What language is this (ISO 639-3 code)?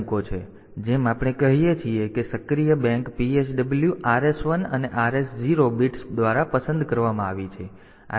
guj